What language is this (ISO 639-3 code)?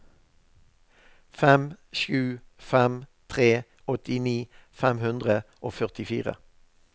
nor